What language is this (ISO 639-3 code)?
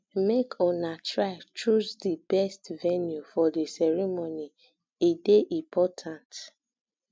pcm